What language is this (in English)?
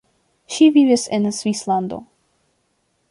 Esperanto